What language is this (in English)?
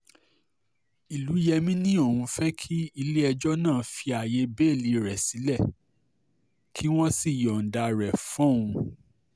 Yoruba